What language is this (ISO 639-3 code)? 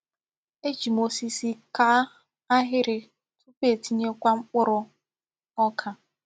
ibo